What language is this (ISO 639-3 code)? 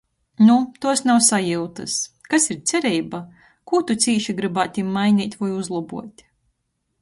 ltg